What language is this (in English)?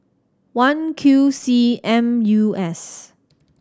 English